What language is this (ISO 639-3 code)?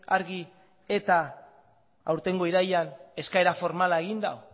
eus